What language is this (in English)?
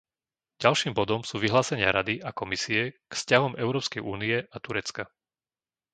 Slovak